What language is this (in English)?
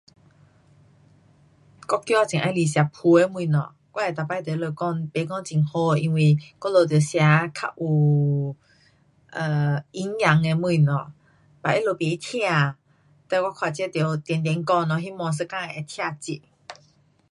Pu-Xian Chinese